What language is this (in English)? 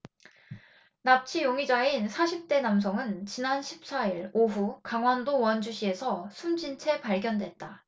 Korean